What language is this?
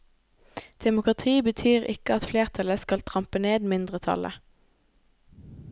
Norwegian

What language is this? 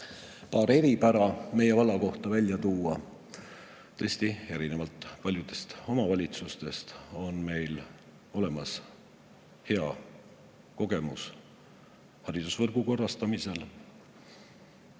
Estonian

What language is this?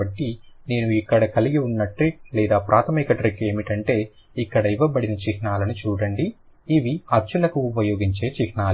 Telugu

